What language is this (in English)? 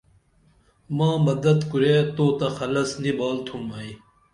Dameli